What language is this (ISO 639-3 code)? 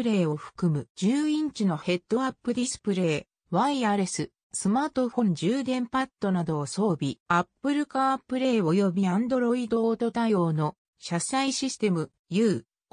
jpn